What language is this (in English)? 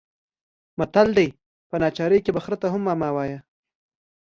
Pashto